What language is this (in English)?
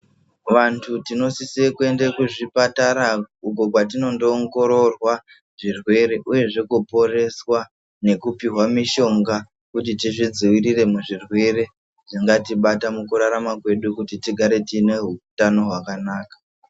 Ndau